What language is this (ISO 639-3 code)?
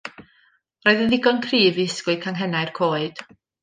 cym